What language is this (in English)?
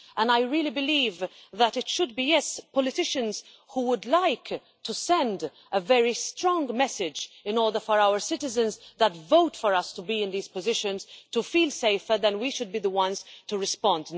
English